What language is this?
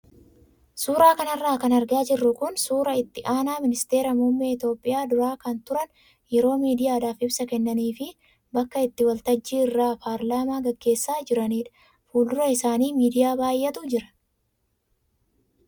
Oromo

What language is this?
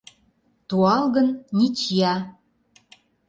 Mari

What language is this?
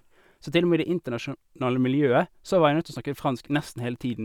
Norwegian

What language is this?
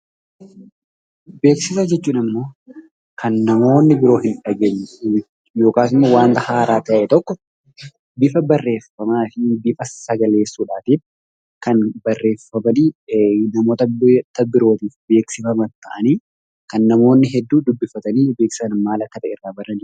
Oromo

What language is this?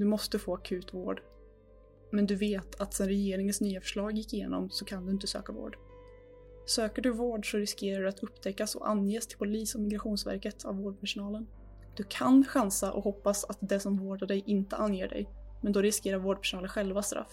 Swedish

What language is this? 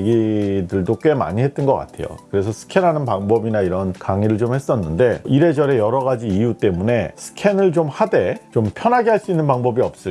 Korean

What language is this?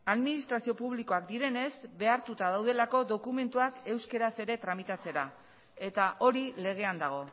Basque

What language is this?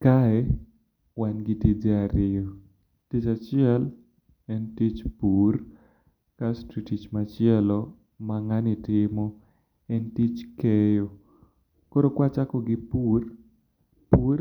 Luo (Kenya and Tanzania)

